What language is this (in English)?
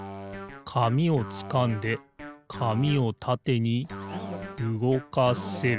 Japanese